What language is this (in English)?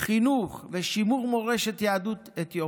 Hebrew